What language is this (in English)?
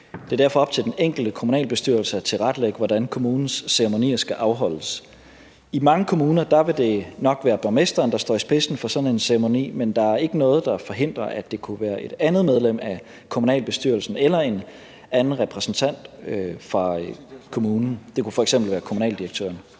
Danish